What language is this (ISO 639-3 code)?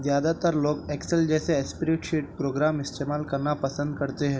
urd